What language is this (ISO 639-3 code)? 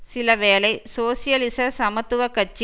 tam